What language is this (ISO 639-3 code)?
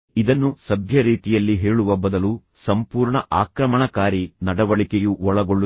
kan